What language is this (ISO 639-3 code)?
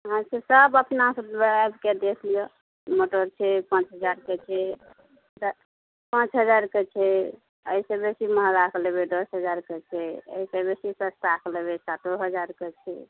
mai